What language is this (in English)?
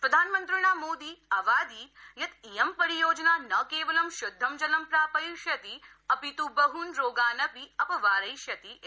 Sanskrit